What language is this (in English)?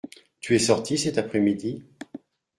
French